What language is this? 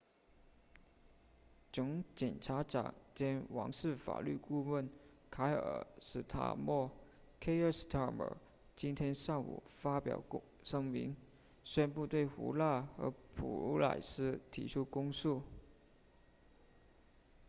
Chinese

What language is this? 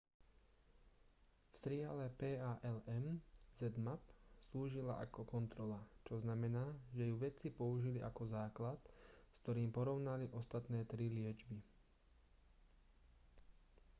Slovak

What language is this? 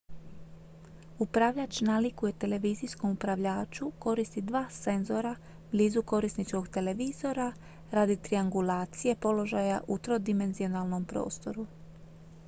Croatian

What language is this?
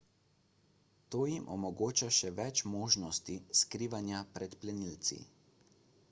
Slovenian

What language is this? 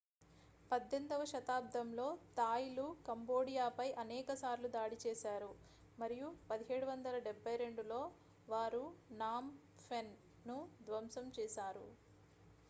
Telugu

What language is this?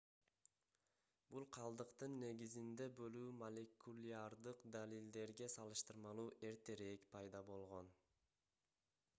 Kyrgyz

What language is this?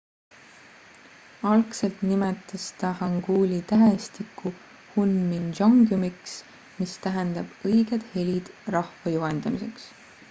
Estonian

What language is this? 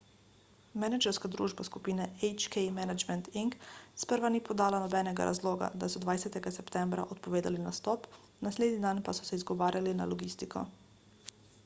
Slovenian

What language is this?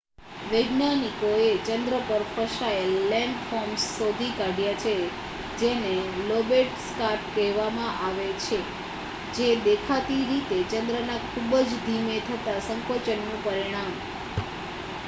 Gujarati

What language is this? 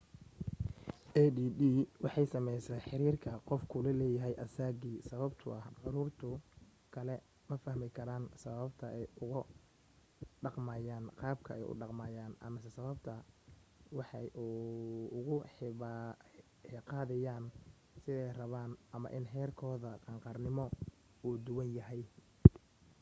Somali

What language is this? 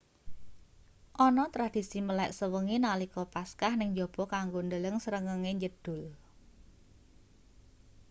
Javanese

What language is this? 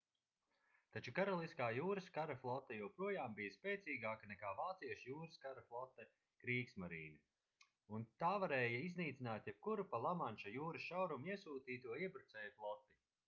Latvian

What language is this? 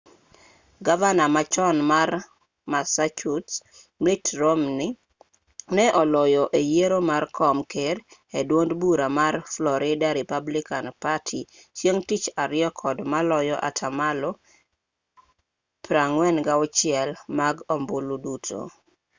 Luo (Kenya and Tanzania)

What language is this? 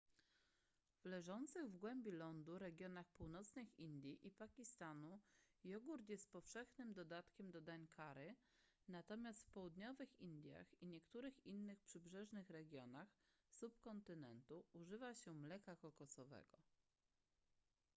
Polish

